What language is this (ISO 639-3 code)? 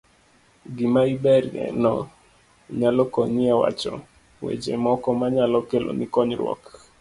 luo